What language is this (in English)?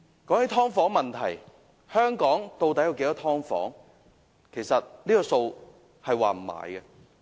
Cantonese